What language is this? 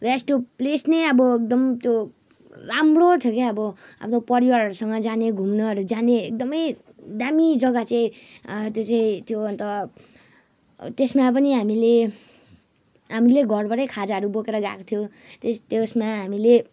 Nepali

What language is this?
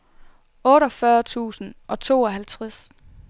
Danish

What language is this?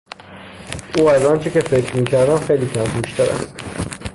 Persian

